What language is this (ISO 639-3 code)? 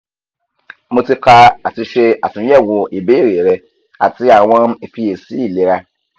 yor